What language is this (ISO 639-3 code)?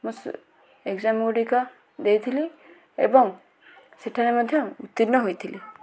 ori